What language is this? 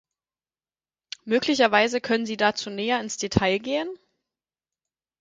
German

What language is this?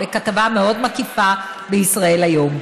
Hebrew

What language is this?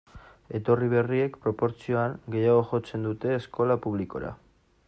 Basque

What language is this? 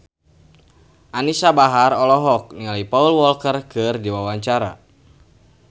Sundanese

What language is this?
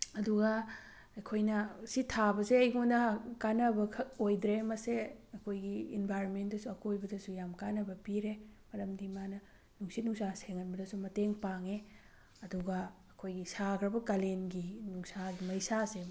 Manipuri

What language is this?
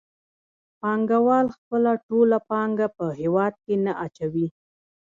Pashto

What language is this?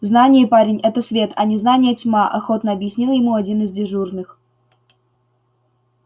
Russian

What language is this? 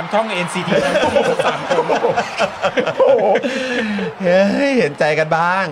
Thai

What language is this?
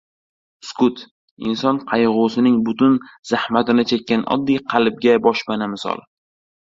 Uzbek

